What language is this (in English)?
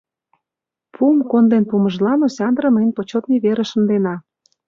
Mari